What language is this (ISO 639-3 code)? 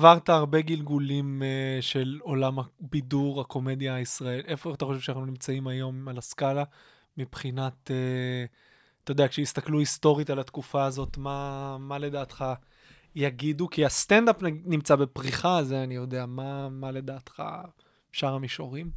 heb